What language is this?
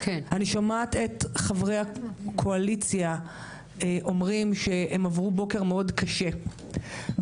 Hebrew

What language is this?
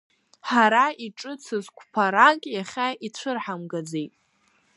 Abkhazian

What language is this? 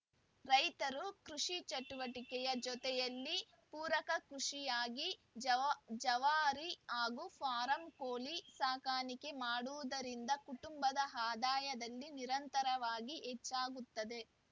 Kannada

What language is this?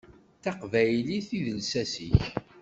Kabyle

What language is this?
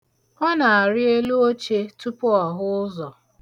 Igbo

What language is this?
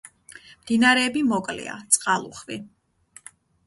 Georgian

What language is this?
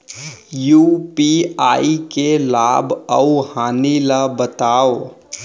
Chhattisgarhi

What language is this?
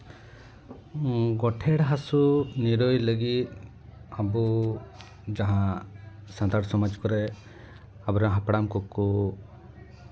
Santali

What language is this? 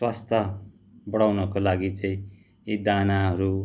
Nepali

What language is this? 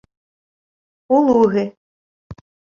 Ukrainian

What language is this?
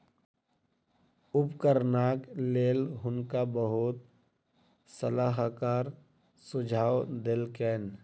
Maithili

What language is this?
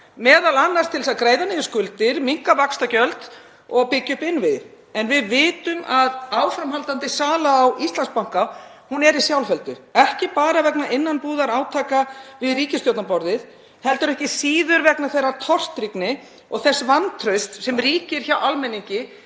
Icelandic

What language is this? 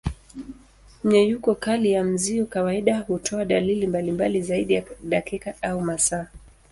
Swahili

